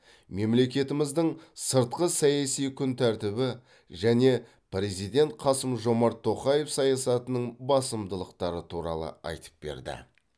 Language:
Kazakh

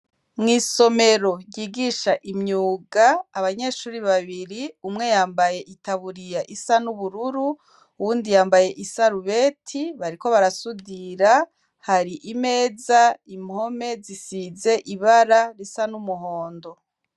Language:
Rundi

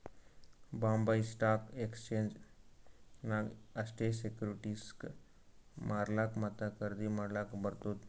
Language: Kannada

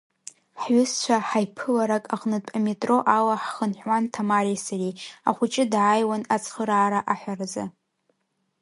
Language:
Abkhazian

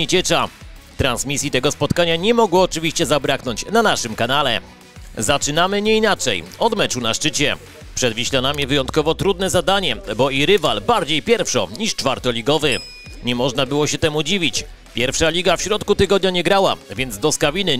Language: Polish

